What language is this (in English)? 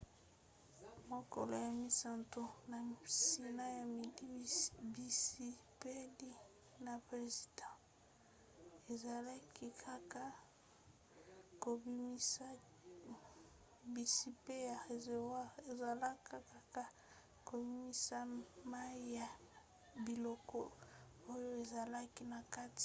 Lingala